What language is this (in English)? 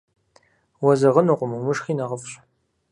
Kabardian